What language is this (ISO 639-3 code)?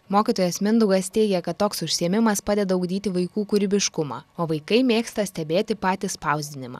lit